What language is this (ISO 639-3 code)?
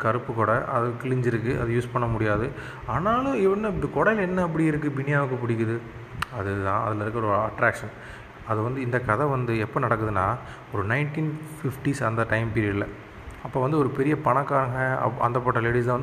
tam